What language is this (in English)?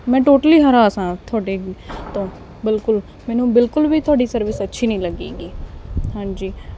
Punjabi